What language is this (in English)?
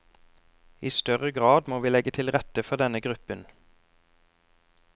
Norwegian